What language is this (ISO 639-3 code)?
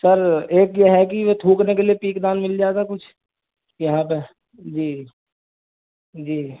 urd